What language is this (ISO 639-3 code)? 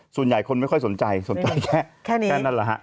tha